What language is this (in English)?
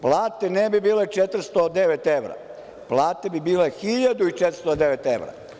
Serbian